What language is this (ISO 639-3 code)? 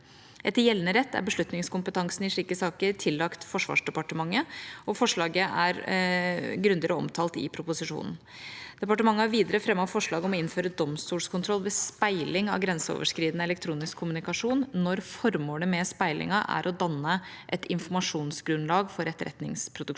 nor